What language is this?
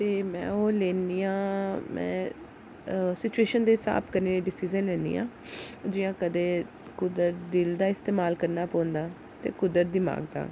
Dogri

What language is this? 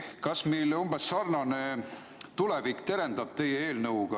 Estonian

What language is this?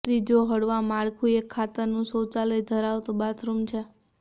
Gujarati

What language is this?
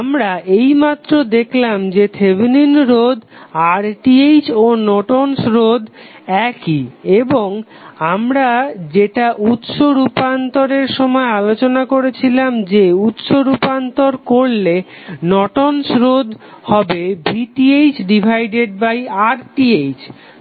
Bangla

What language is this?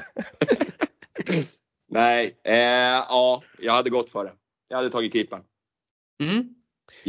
Swedish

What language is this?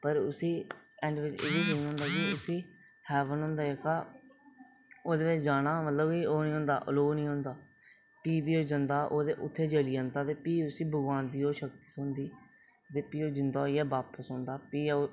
Dogri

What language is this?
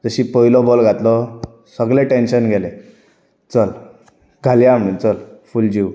Konkani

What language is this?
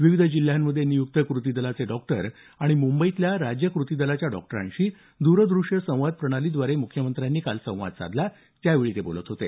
Marathi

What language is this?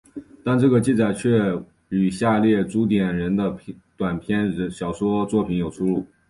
Chinese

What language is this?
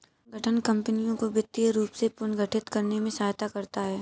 Hindi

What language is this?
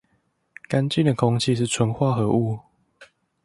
Chinese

